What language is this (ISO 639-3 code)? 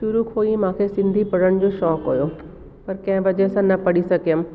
snd